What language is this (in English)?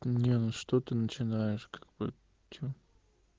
Russian